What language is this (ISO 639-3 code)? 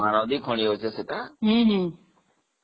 ori